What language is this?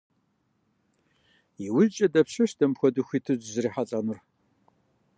Kabardian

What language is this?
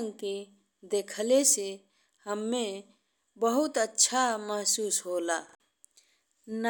Bhojpuri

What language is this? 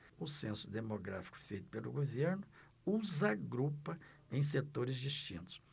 Portuguese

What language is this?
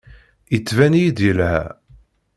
Kabyle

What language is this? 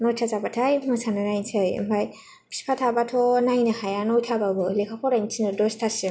Bodo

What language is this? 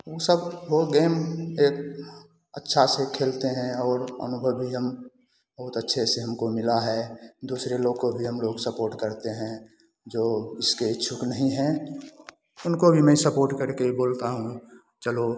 Hindi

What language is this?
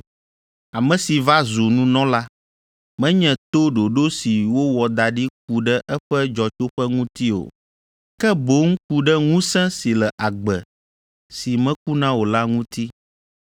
Ewe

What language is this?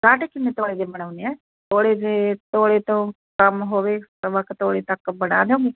Punjabi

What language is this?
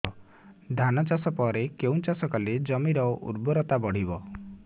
Odia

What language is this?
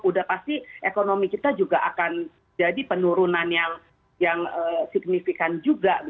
Indonesian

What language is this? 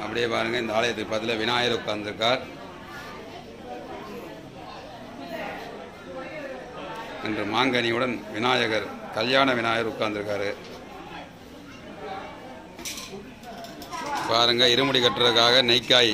Arabic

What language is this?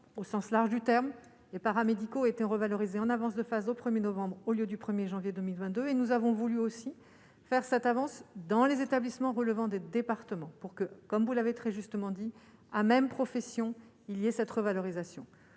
French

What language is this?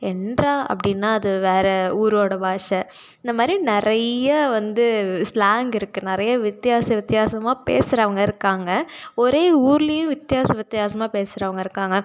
Tamil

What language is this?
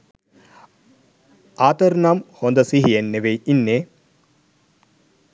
Sinhala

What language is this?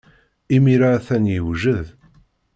Kabyle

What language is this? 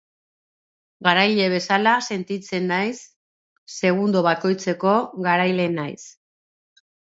Basque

